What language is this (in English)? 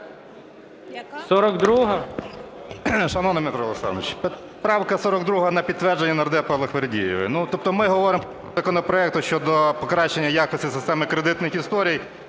Ukrainian